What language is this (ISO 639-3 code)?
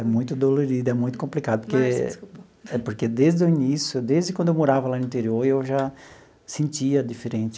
por